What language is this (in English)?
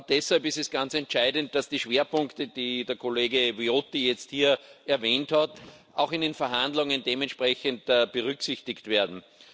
German